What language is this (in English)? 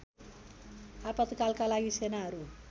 Nepali